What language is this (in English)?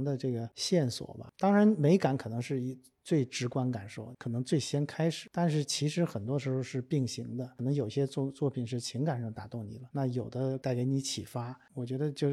Chinese